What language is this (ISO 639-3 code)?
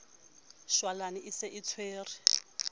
sot